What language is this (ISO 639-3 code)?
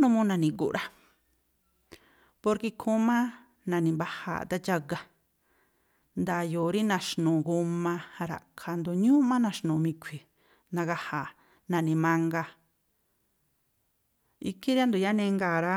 tpl